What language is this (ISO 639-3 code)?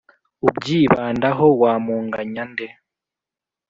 kin